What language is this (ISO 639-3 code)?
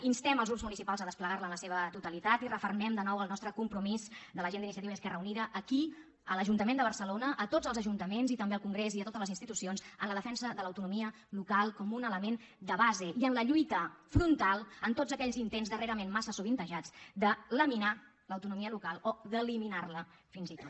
cat